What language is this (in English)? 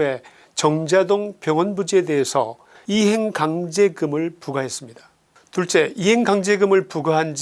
Korean